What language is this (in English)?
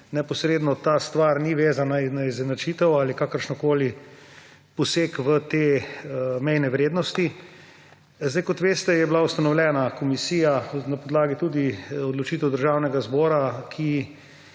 Slovenian